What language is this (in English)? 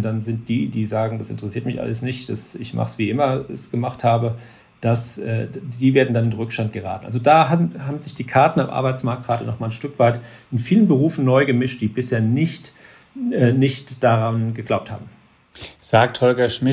German